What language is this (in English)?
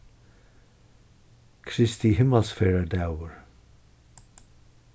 Faroese